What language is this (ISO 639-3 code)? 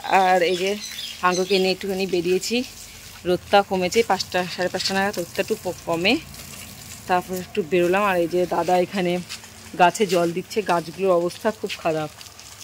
ben